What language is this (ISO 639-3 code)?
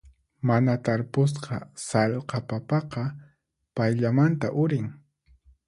qxp